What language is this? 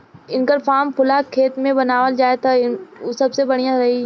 Bhojpuri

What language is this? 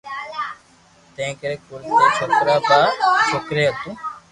Loarki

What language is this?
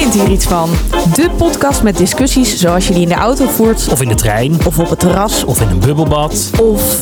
Dutch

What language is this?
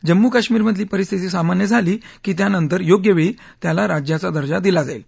Marathi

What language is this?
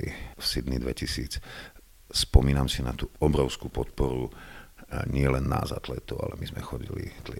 Slovak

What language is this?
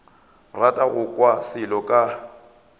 Northern Sotho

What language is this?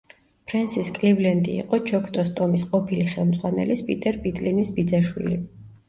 Georgian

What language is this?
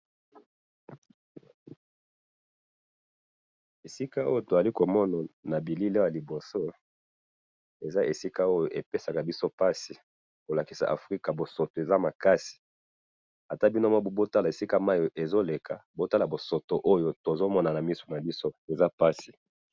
Lingala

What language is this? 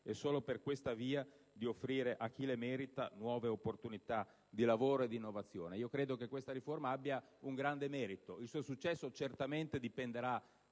Italian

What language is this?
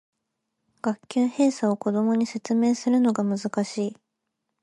Japanese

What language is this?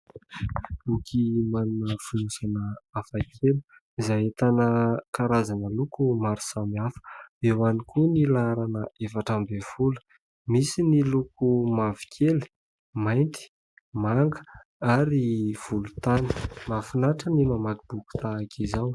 Malagasy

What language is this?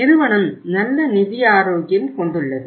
Tamil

